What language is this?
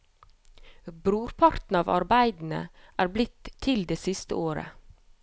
Norwegian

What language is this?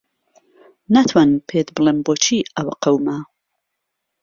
Central Kurdish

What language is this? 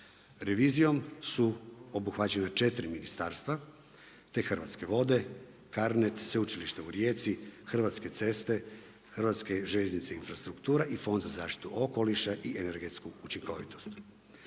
Croatian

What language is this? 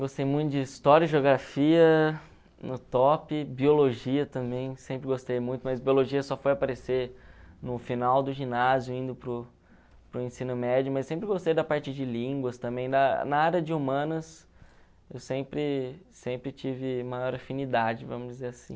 Portuguese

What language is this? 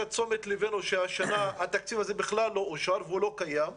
Hebrew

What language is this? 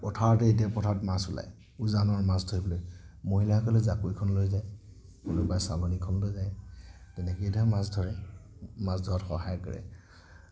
Assamese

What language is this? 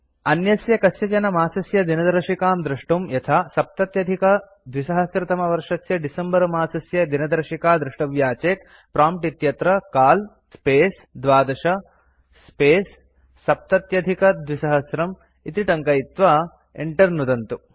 Sanskrit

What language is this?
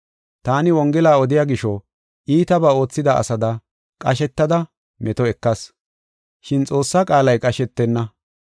Gofa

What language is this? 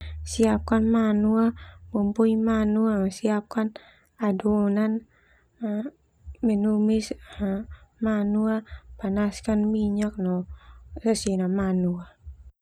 Termanu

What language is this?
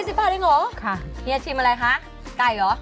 Thai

